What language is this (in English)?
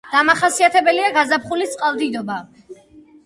Georgian